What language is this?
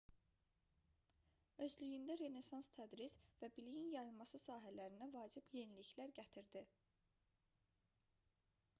Azerbaijani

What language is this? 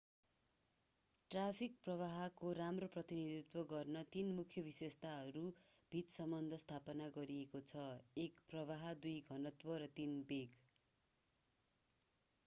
Nepali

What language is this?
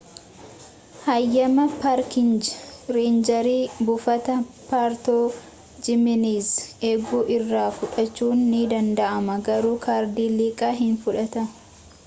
Oromo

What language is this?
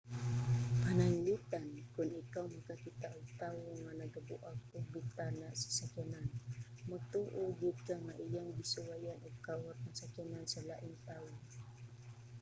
Cebuano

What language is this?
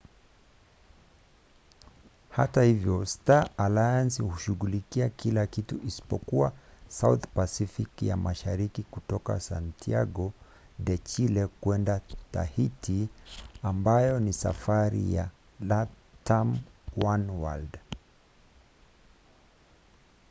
Swahili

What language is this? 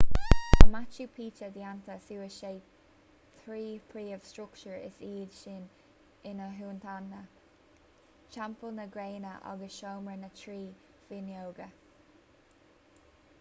Irish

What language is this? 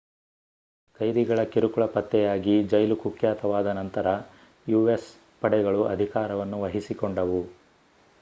Kannada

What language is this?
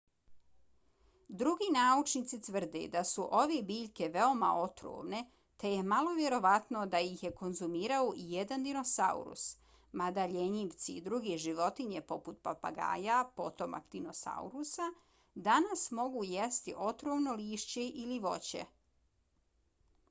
Bosnian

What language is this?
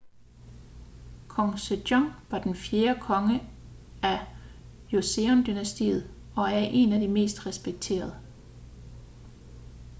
Danish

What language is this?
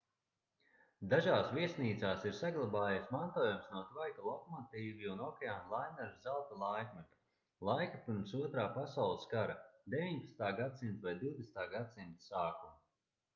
Latvian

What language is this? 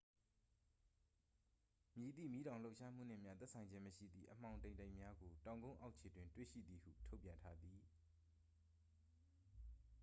Burmese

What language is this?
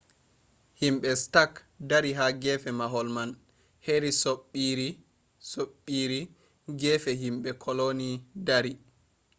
Fula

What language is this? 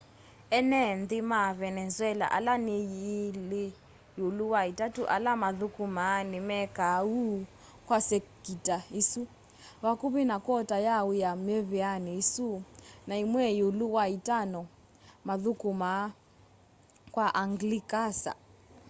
Kamba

